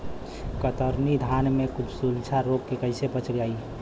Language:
Bhojpuri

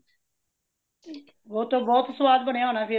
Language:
Punjabi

